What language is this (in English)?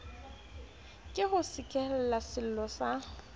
Southern Sotho